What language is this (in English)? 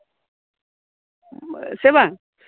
Santali